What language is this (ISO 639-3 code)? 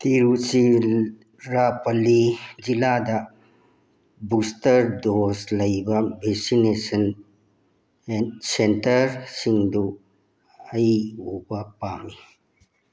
mni